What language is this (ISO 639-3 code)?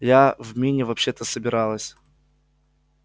rus